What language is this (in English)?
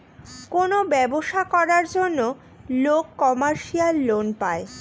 Bangla